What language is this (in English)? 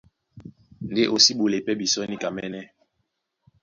Duala